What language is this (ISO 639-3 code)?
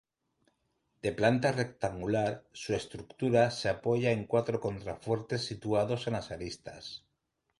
spa